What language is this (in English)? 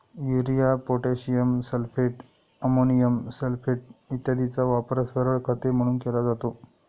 Marathi